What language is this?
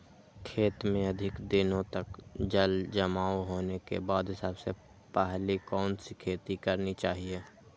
Magahi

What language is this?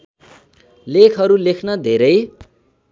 Nepali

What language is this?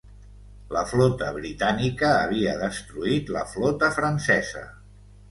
Catalan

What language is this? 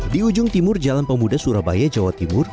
Indonesian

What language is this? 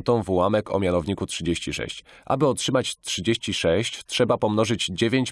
Polish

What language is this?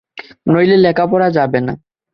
Bangla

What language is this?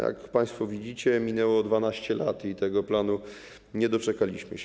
Polish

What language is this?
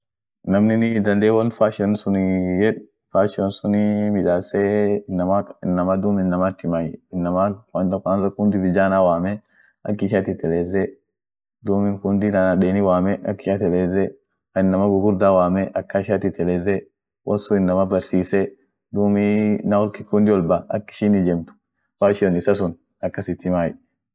Orma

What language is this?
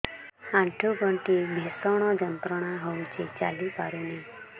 Odia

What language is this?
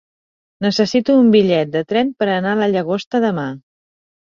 Catalan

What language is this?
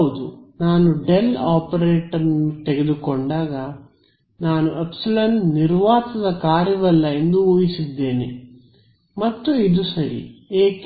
Kannada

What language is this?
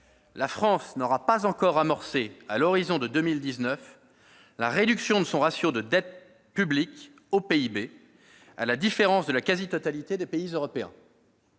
French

